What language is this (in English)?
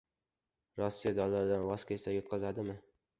Uzbek